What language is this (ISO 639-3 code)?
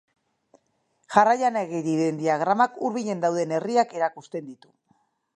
eus